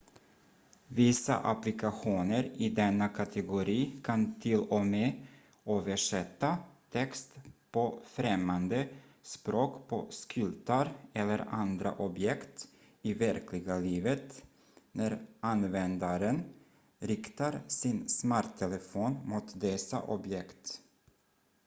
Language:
Swedish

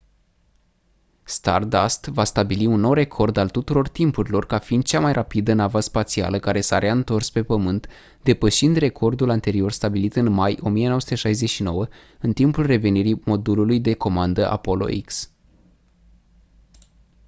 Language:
Romanian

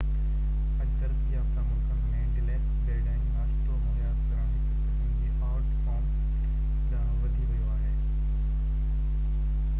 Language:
Sindhi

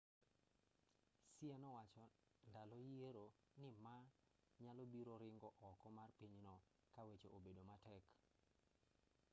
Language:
Luo (Kenya and Tanzania)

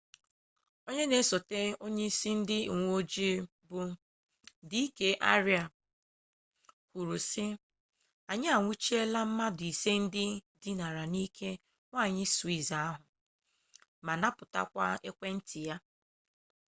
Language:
Igbo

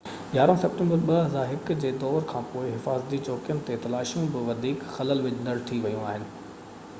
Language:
Sindhi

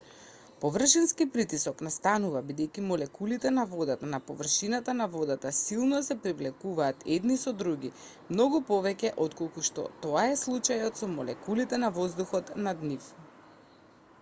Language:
Macedonian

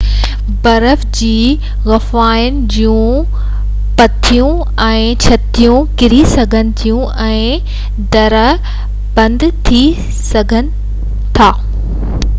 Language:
Sindhi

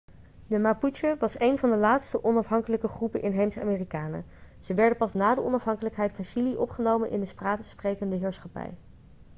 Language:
Dutch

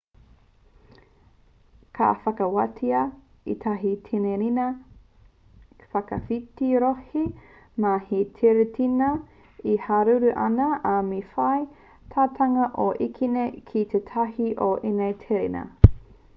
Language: Māori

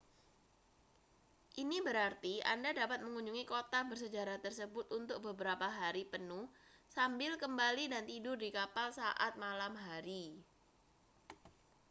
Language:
Indonesian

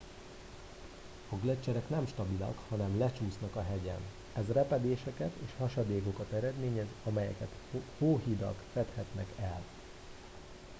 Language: Hungarian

